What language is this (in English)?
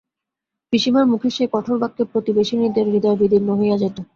Bangla